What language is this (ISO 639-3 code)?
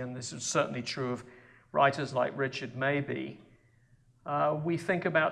eng